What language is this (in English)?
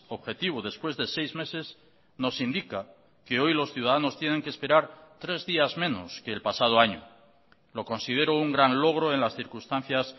Spanish